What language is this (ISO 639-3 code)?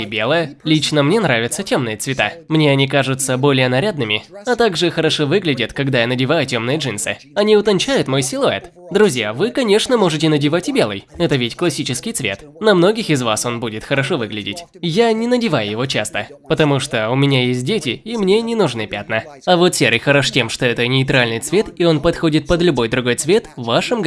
rus